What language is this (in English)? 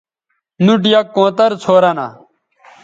Bateri